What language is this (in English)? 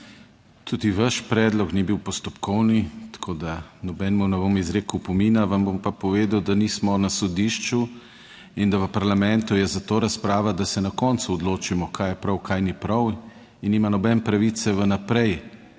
Slovenian